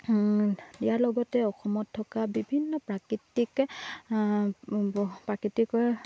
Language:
Assamese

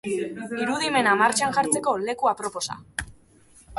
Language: Basque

